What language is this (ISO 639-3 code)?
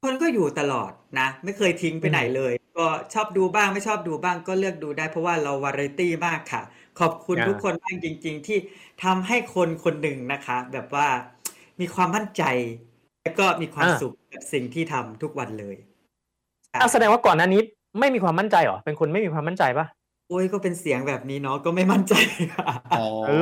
tha